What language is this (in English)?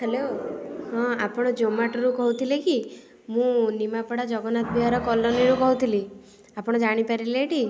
Odia